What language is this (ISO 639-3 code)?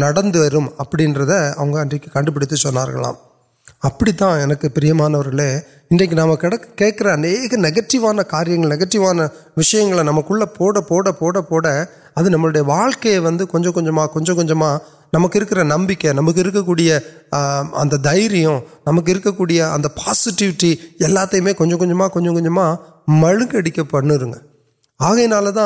urd